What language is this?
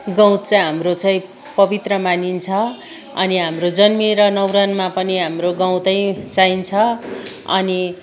Nepali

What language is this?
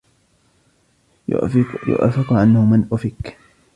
Arabic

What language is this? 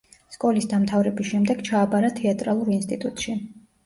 Georgian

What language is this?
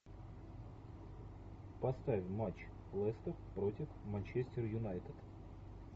Russian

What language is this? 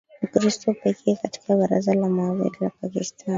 Swahili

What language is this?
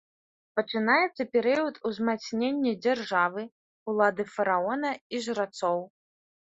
Belarusian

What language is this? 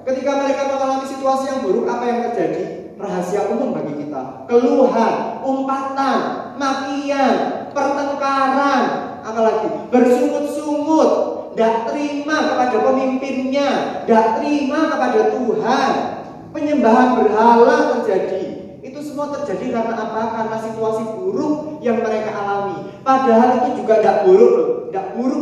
Indonesian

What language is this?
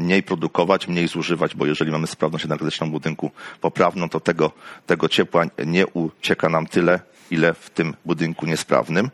Polish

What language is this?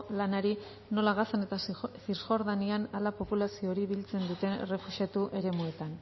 Basque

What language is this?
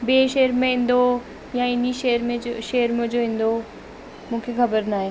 Sindhi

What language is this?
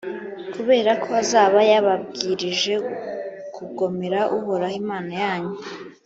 Kinyarwanda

